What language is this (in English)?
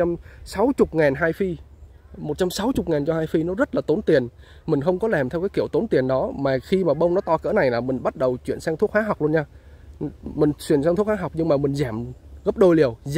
Vietnamese